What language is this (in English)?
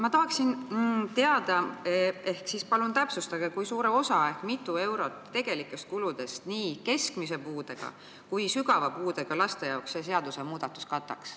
Estonian